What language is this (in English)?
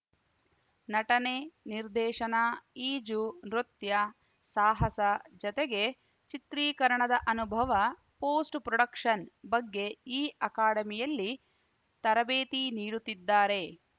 Kannada